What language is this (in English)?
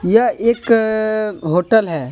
Hindi